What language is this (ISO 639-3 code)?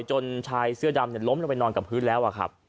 tha